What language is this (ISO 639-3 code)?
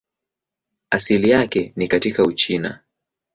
swa